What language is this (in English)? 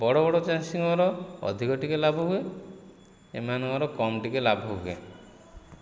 Odia